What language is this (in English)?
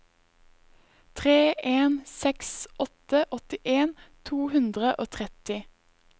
Norwegian